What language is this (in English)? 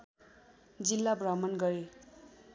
Nepali